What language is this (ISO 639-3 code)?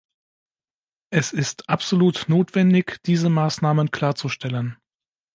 deu